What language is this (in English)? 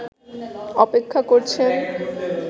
Bangla